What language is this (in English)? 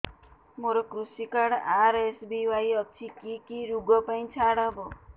Odia